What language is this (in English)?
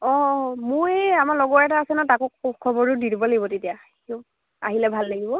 Assamese